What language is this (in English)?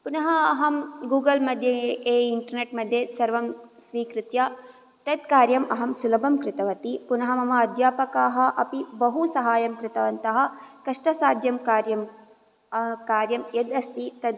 Sanskrit